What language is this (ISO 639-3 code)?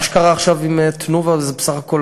heb